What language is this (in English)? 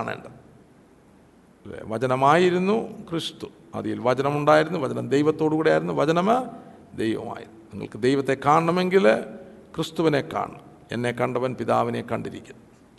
Malayalam